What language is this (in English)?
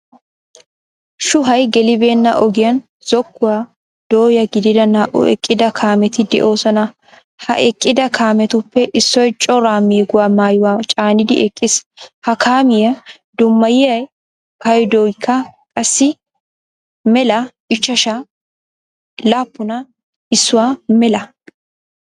Wolaytta